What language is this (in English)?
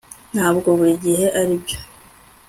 Kinyarwanda